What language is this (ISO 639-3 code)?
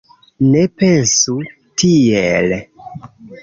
epo